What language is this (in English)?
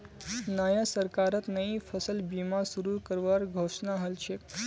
Magahi